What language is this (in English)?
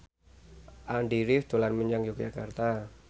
Javanese